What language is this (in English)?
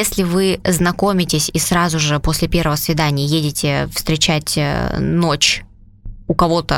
Russian